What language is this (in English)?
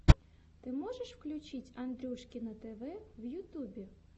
Russian